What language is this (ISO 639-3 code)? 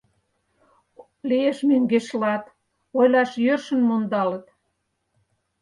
chm